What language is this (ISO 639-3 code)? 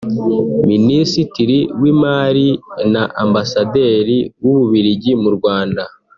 kin